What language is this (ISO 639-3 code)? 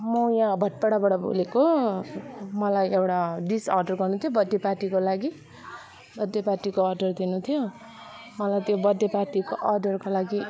nep